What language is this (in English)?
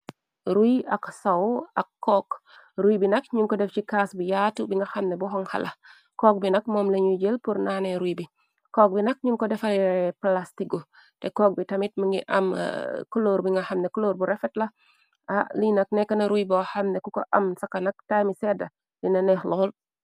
Wolof